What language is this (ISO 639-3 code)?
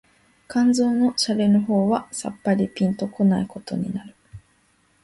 jpn